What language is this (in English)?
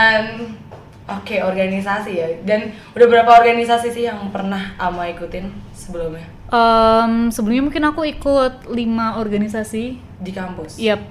Indonesian